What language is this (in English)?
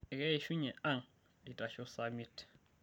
Masai